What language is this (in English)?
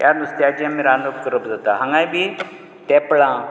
Konkani